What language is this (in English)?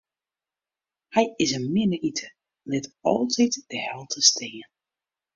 Western Frisian